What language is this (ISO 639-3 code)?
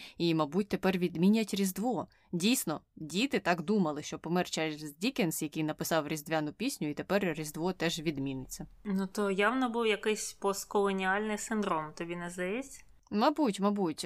ukr